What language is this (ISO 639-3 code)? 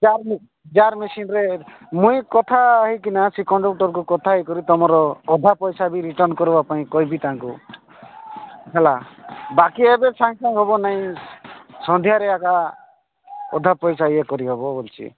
ori